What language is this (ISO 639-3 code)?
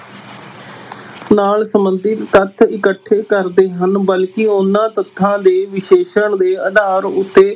pan